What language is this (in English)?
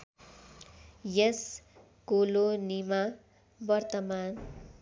Nepali